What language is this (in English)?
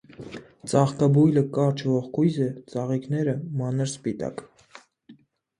Armenian